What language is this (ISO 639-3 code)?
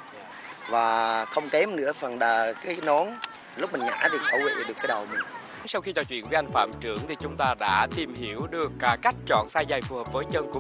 vie